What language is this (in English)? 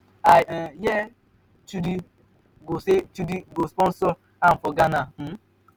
Nigerian Pidgin